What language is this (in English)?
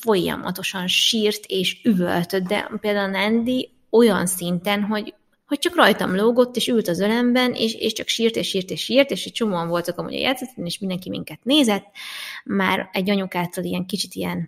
Hungarian